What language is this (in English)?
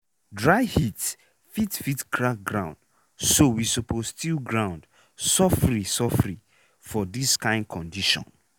Nigerian Pidgin